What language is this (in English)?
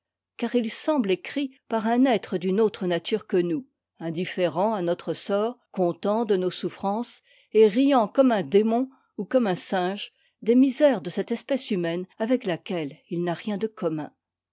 French